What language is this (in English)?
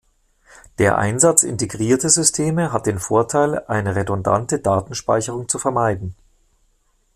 German